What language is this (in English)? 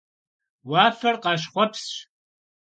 Kabardian